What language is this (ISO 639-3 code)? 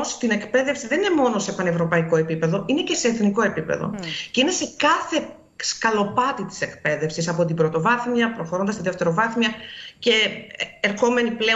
ell